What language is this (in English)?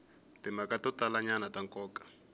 Tsonga